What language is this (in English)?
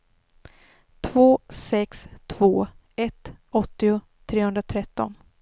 Swedish